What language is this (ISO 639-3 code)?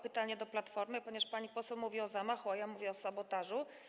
pol